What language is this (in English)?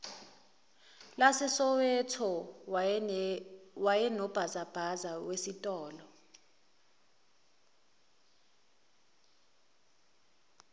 Zulu